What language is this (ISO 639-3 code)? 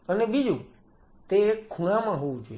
guj